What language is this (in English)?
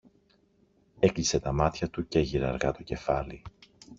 Greek